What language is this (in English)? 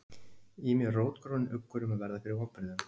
Icelandic